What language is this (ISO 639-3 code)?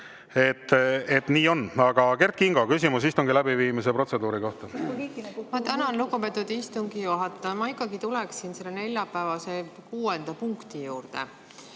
est